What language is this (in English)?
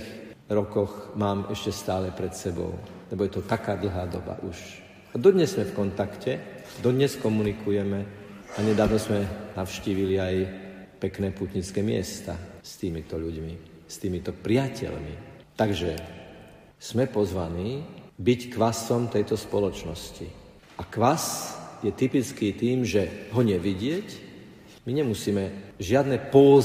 Slovak